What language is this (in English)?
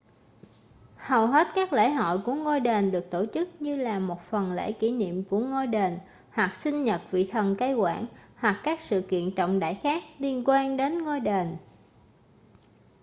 Vietnamese